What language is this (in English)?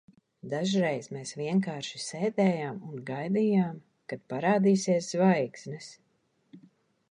Latvian